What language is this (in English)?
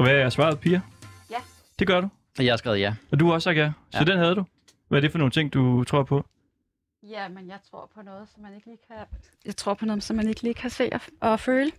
Danish